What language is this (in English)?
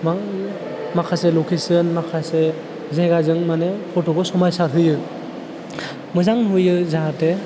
Bodo